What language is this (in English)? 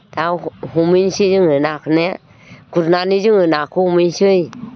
Bodo